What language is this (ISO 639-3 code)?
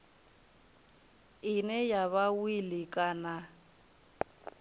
ven